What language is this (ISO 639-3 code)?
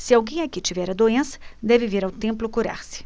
por